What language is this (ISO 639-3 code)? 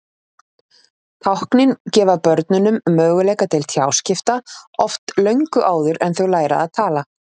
isl